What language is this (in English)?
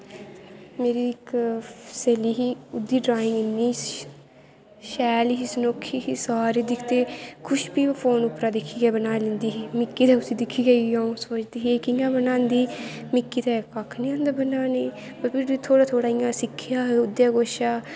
Dogri